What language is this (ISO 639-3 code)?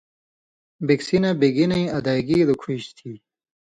mvy